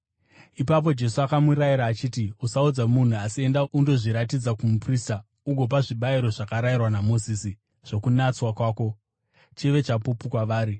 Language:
Shona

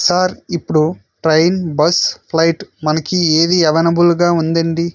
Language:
Telugu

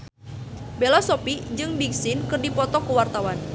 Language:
Sundanese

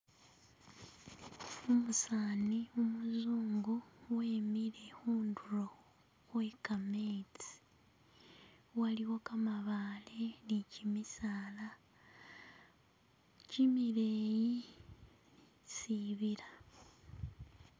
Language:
Masaaba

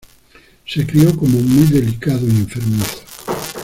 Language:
Spanish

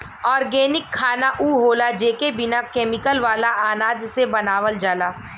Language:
Bhojpuri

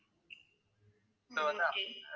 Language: Tamil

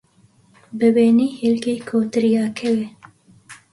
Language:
Central Kurdish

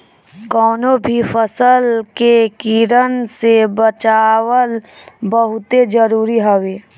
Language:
Bhojpuri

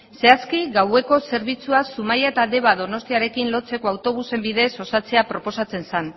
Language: Basque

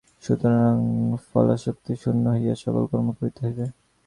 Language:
Bangla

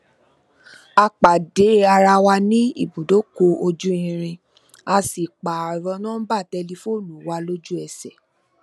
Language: Yoruba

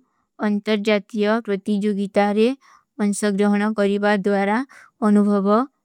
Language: Kui (India)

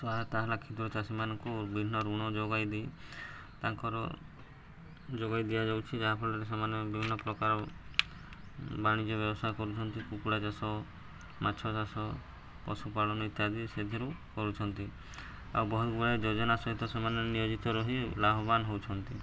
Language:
Odia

